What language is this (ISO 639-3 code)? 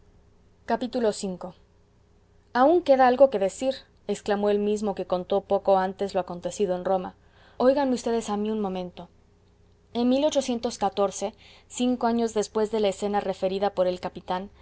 spa